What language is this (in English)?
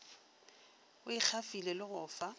Northern Sotho